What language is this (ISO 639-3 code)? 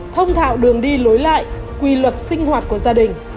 vie